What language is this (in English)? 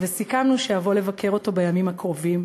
Hebrew